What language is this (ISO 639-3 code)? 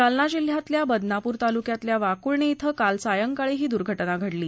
mar